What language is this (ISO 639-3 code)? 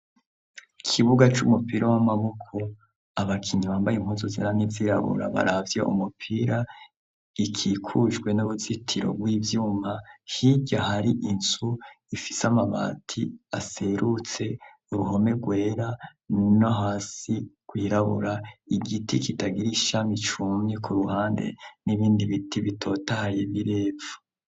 run